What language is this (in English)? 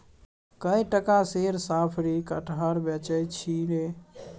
Maithili